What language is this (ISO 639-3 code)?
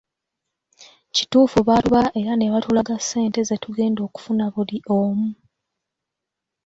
lug